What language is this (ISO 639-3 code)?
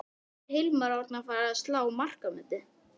isl